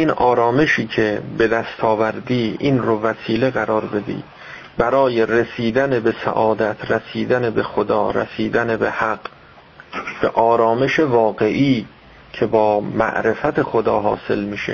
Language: Persian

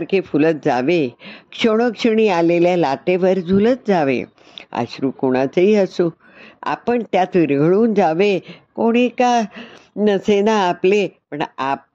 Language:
Hindi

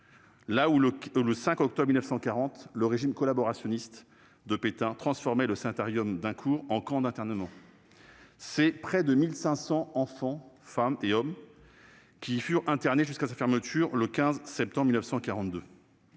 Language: French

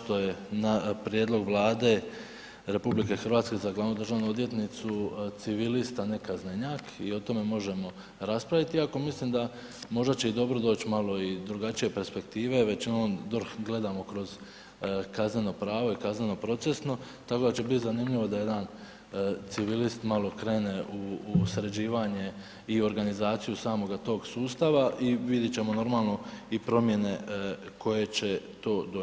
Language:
Croatian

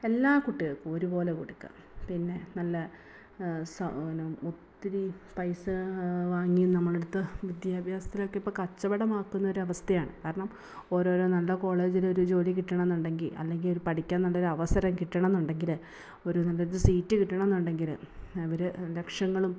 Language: Malayalam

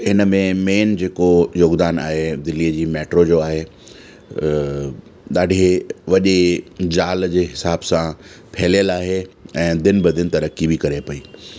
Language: Sindhi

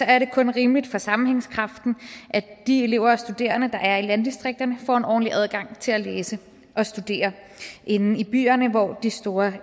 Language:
Danish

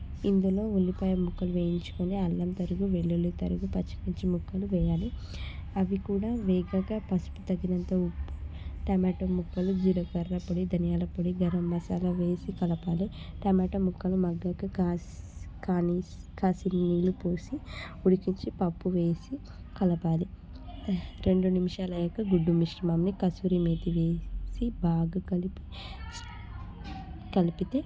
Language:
Telugu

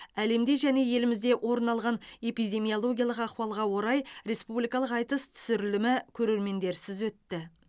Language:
Kazakh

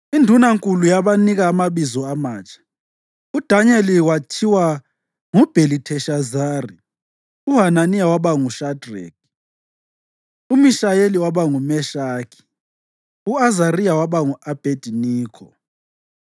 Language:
North Ndebele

